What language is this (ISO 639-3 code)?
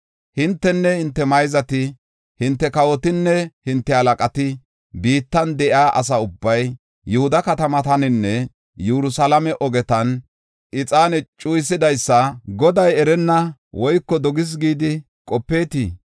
gof